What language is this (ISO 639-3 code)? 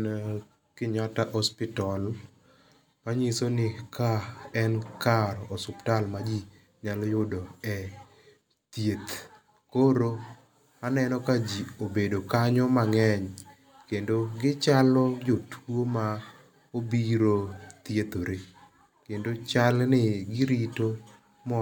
luo